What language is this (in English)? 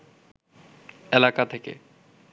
Bangla